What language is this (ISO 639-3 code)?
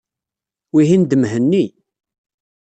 kab